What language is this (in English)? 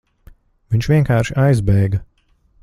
Latvian